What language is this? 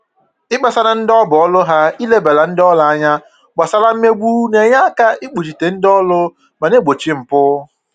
Igbo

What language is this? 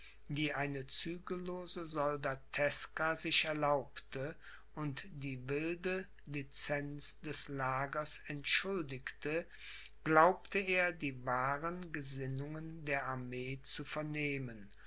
German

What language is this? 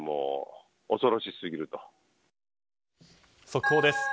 Japanese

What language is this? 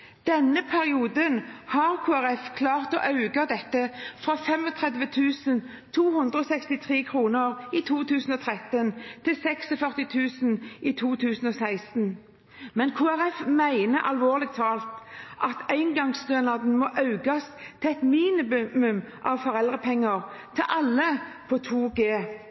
Norwegian Bokmål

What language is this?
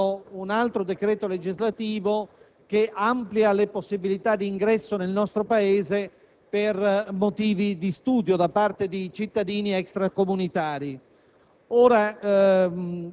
Italian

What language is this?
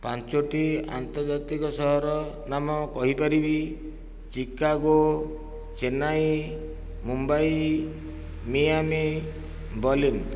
Odia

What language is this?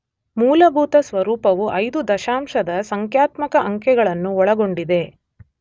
Kannada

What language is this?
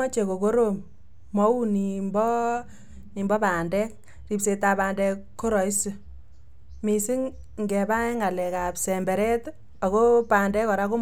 Kalenjin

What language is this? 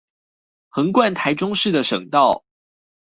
Chinese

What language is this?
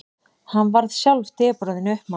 Icelandic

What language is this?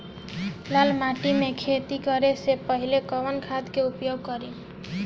Bhojpuri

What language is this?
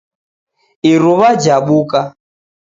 Taita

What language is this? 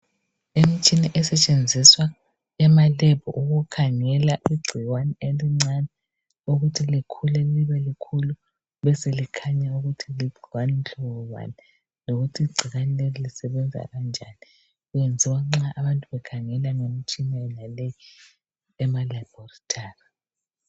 North Ndebele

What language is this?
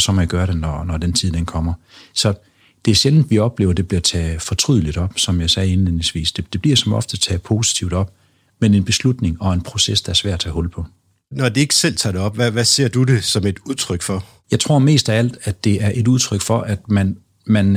Danish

